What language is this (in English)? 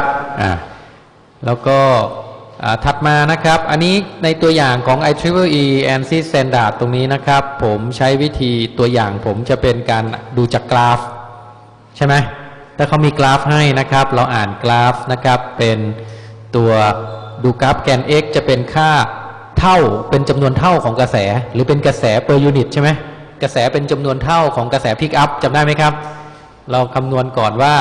Thai